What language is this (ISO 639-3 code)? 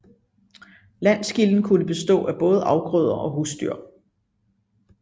dan